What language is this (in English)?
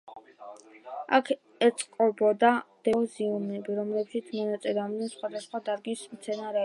Georgian